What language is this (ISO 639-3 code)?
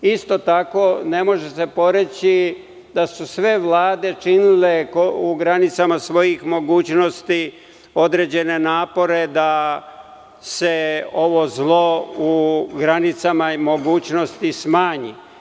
srp